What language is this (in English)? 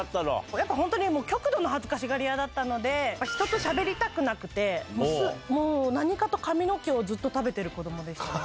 Japanese